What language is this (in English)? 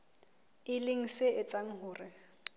Southern Sotho